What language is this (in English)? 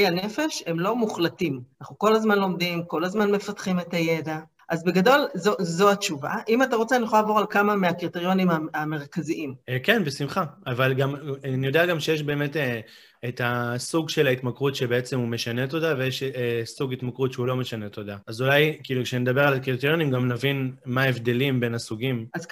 Hebrew